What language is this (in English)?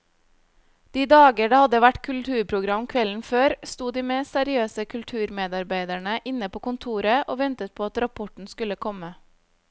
Norwegian